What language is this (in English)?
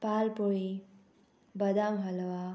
Konkani